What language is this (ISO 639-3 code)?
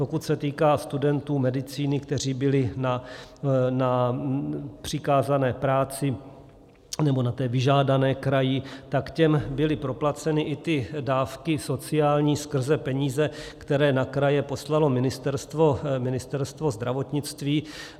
ces